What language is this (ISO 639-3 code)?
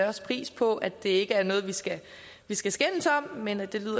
dan